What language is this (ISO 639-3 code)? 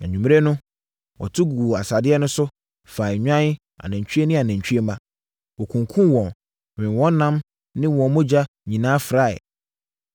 aka